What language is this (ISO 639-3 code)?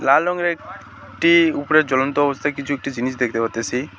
ben